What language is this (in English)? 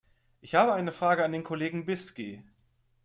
German